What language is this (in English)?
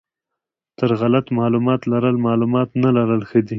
Pashto